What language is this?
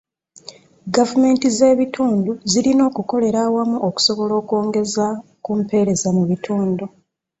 Ganda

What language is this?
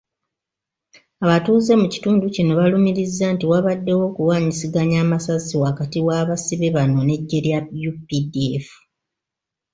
Ganda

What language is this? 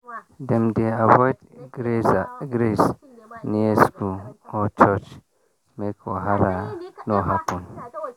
Nigerian Pidgin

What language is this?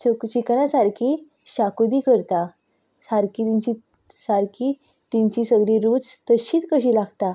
Konkani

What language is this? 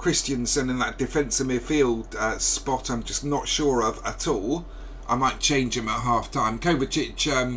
English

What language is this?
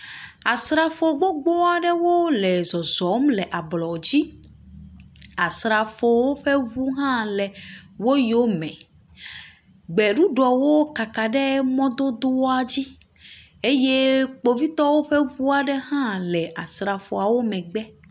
Ewe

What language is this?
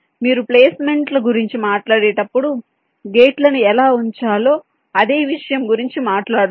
Telugu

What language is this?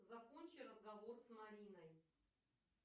Russian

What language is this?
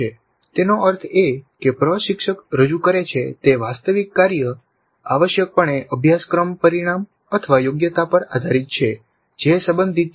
Gujarati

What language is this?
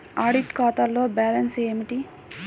Telugu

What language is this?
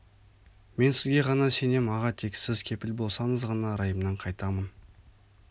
Kazakh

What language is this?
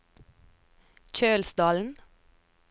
Norwegian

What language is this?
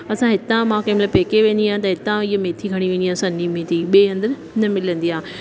Sindhi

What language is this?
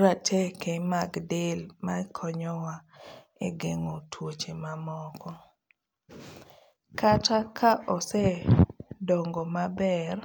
Luo (Kenya and Tanzania)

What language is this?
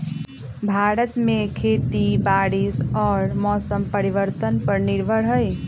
Magahi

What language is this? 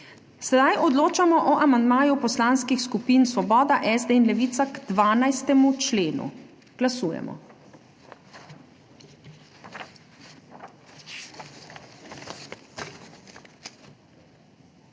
Slovenian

